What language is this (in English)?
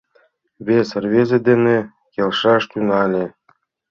Mari